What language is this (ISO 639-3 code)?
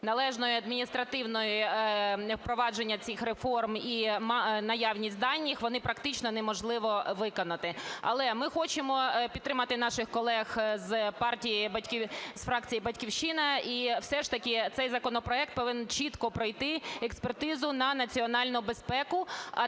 ukr